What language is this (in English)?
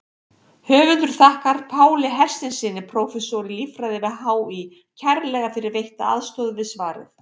Icelandic